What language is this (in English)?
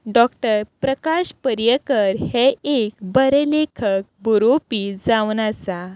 Konkani